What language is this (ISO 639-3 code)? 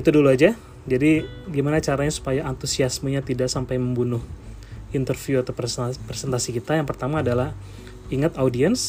ind